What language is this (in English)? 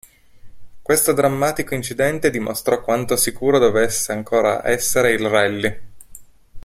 Italian